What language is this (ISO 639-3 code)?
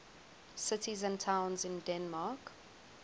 eng